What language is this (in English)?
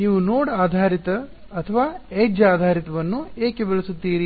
Kannada